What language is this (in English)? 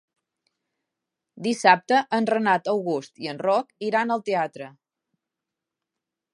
Catalan